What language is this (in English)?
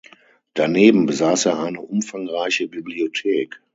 German